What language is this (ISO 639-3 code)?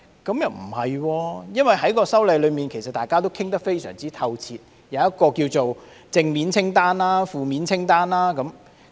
yue